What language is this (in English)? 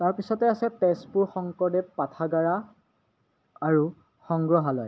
Assamese